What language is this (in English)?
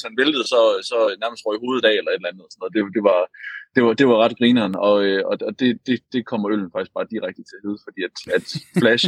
Danish